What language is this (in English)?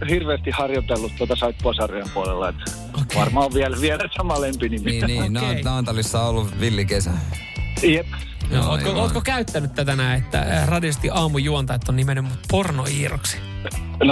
Finnish